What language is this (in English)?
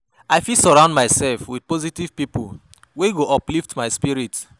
Nigerian Pidgin